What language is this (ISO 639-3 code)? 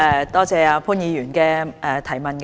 yue